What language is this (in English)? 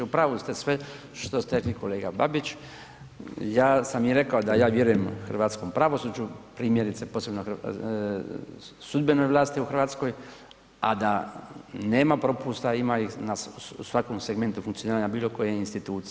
Croatian